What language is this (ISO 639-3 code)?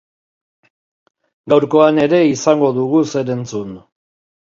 eus